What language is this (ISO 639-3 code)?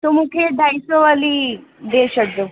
snd